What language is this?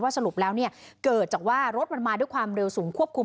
Thai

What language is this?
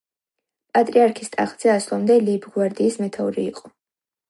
Georgian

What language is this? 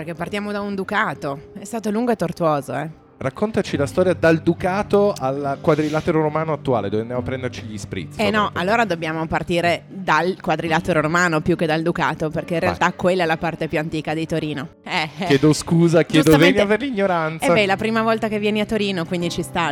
Italian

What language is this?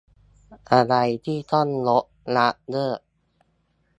Thai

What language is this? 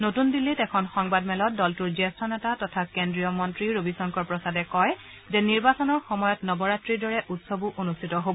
Assamese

